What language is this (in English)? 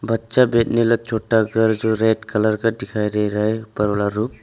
Hindi